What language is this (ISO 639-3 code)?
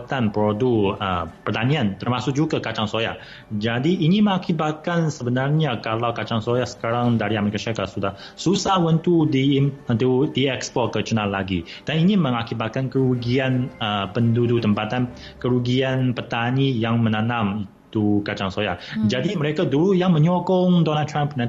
msa